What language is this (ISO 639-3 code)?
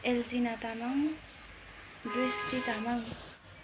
nep